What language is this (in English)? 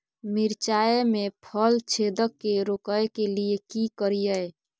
Maithili